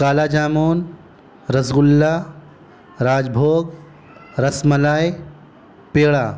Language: Urdu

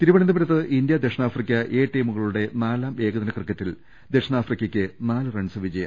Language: Malayalam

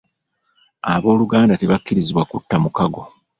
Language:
Ganda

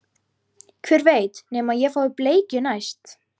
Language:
Icelandic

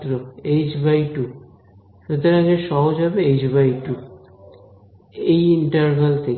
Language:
Bangla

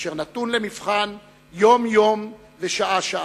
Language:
Hebrew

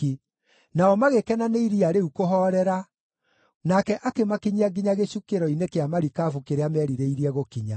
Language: Kikuyu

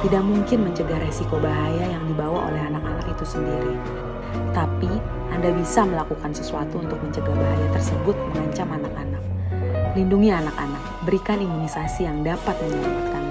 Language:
Indonesian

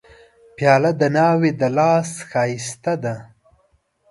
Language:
Pashto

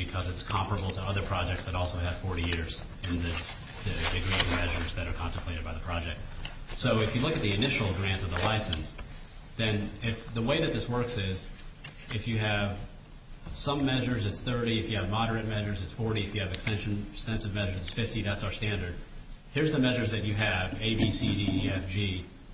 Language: English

